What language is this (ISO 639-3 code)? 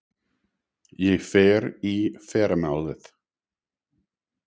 isl